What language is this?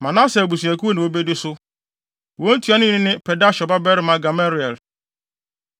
Akan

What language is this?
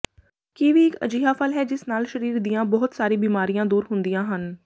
Punjabi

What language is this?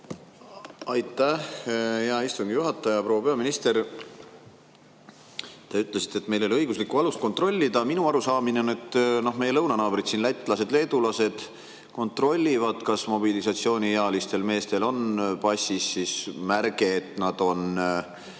Estonian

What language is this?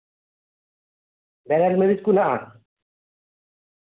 Santali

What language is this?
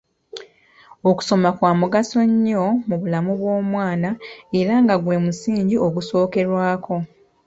Ganda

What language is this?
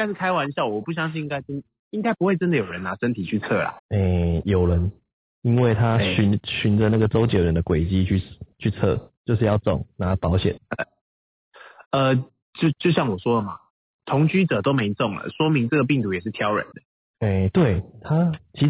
Chinese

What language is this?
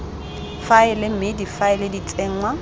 Tswana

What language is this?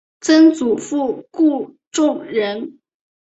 Chinese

